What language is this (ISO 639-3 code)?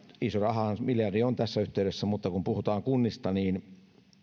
fin